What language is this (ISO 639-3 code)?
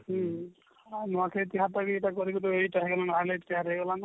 ori